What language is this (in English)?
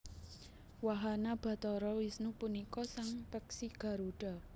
Javanese